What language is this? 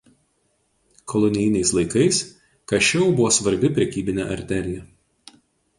Lithuanian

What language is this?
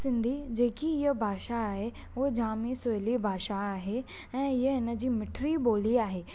Sindhi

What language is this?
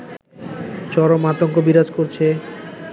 Bangla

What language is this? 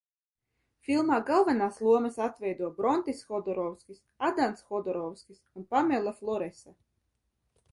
Latvian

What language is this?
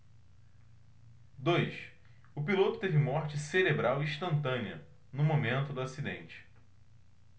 Portuguese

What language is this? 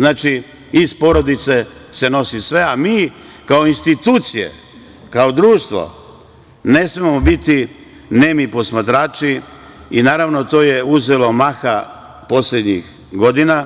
Serbian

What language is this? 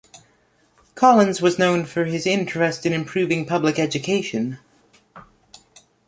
English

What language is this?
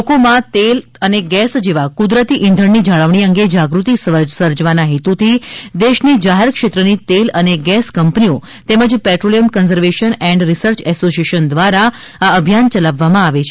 Gujarati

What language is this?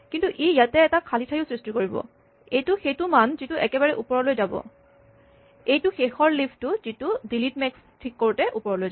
Assamese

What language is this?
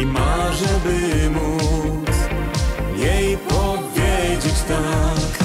Polish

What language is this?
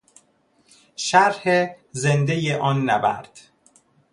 Persian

